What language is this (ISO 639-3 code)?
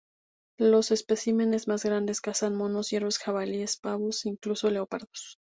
spa